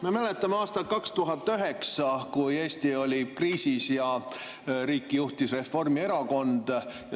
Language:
Estonian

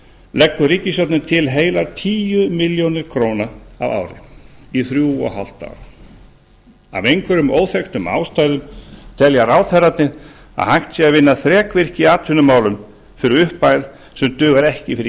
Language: Icelandic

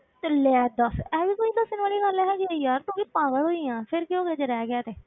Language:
Punjabi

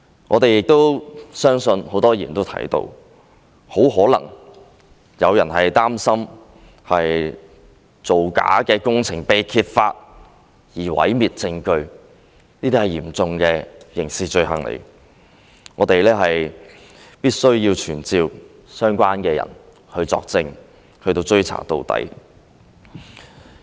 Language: Cantonese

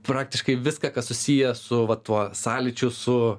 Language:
Lithuanian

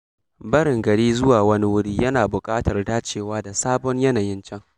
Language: Hausa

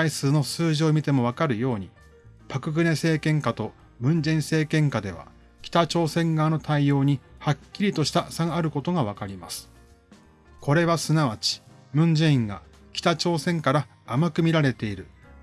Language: Japanese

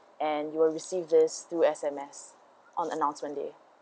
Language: English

